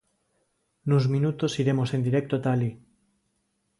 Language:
Galician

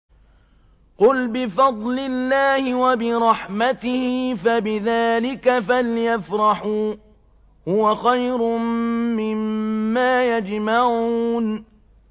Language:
Arabic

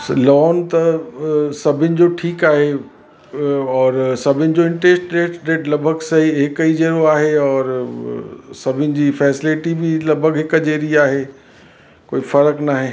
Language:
Sindhi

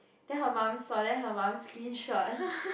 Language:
English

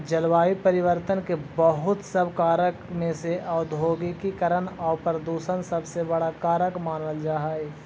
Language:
Magahi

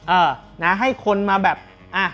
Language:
Thai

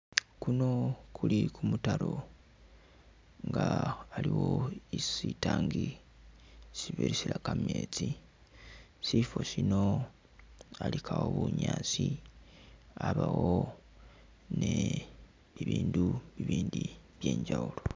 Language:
Masaaba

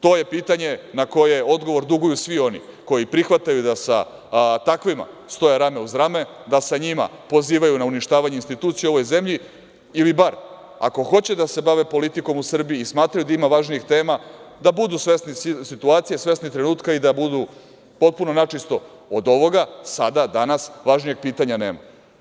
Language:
Serbian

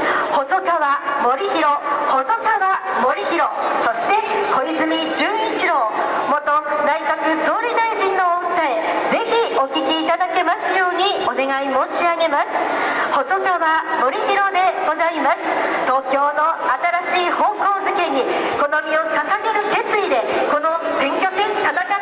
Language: Japanese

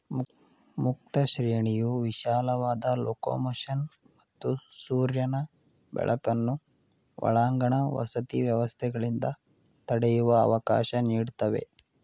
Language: Kannada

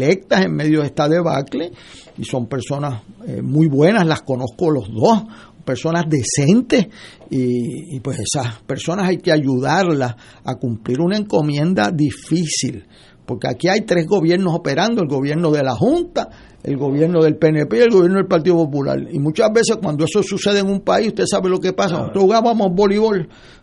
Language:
Spanish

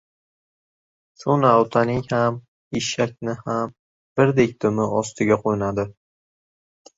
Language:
Uzbek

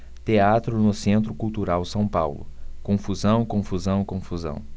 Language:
Portuguese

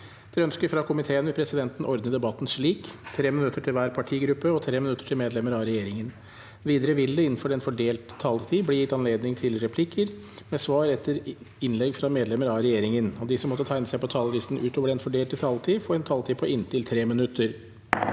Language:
Norwegian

